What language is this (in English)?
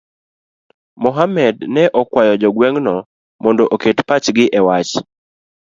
Luo (Kenya and Tanzania)